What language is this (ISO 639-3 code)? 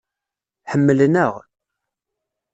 kab